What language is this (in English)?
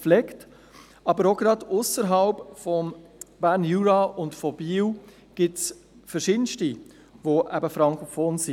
Swiss German